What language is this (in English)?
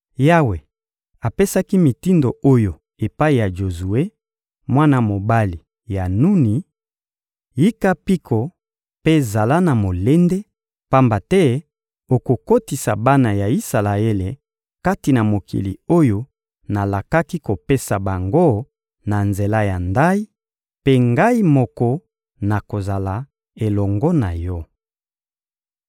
Lingala